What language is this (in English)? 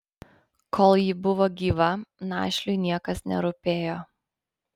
Lithuanian